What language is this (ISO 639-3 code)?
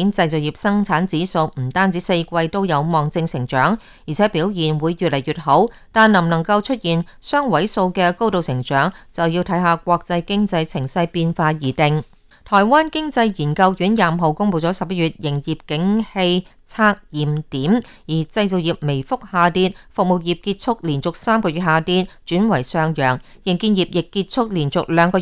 zho